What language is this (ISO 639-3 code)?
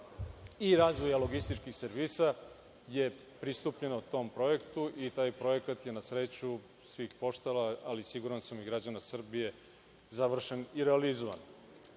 srp